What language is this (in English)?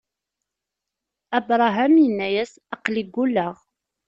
Kabyle